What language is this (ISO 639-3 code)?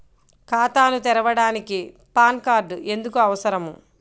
tel